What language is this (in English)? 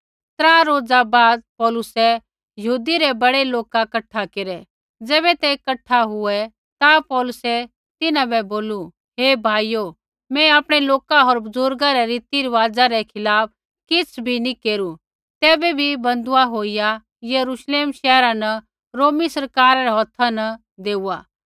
Kullu Pahari